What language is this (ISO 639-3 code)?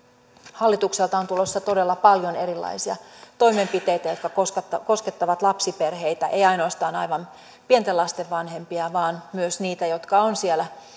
fin